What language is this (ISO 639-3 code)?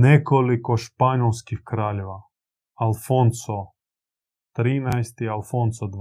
hrv